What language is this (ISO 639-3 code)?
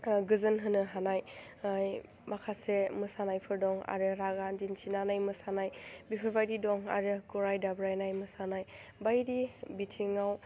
brx